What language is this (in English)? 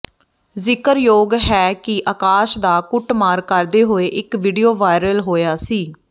Punjabi